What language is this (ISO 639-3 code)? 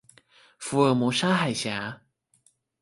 zho